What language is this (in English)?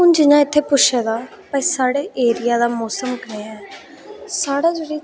Dogri